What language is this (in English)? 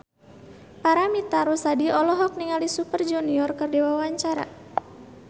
Sundanese